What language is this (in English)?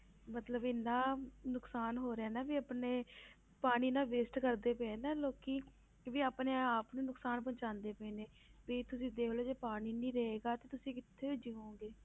Punjabi